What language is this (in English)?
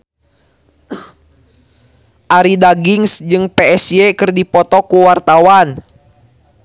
Sundanese